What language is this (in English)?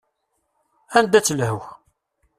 Kabyle